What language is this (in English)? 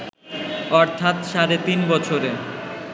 Bangla